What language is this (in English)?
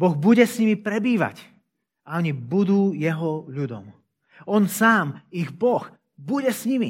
Slovak